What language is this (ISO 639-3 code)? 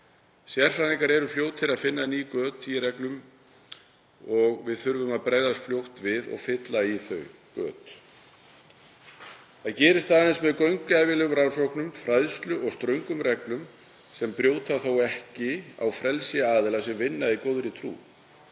isl